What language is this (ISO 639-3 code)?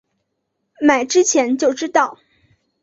zho